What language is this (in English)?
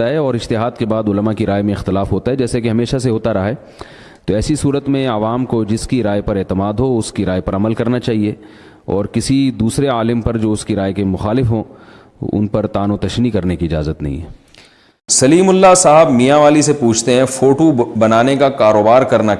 Urdu